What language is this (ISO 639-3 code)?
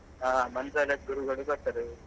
kan